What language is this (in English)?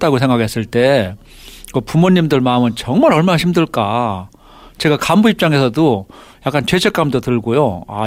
Korean